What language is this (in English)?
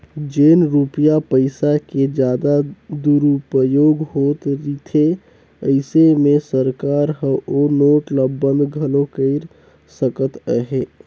Chhattisgarhi